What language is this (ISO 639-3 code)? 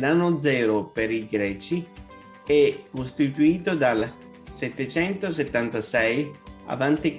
ita